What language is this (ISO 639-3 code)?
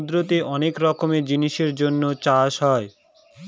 ben